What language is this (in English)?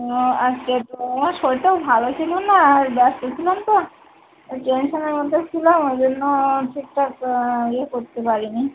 Bangla